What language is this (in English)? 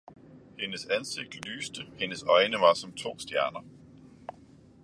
Danish